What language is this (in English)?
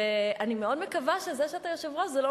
Hebrew